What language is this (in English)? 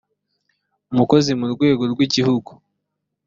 Kinyarwanda